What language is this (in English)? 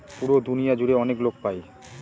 Bangla